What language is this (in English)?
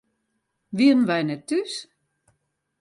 Western Frisian